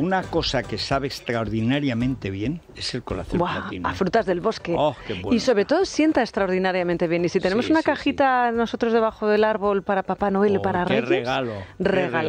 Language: Spanish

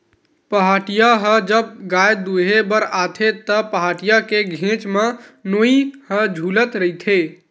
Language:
Chhattisgarhi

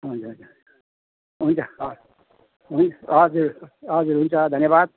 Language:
Nepali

